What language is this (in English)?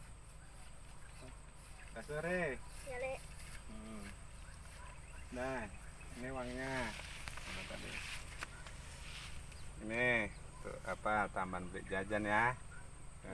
Indonesian